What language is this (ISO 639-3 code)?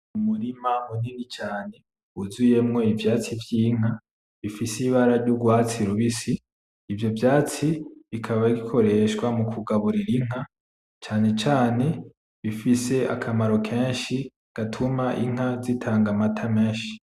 run